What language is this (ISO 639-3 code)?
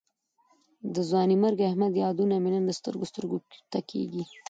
pus